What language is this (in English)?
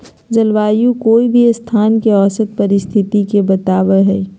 Magahi